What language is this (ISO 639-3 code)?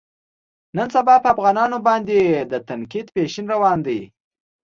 pus